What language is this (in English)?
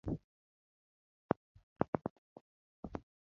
Luo (Kenya and Tanzania)